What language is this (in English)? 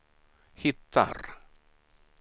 Swedish